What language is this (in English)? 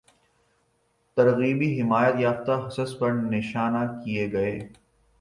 Urdu